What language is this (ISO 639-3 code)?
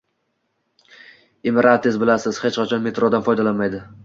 uzb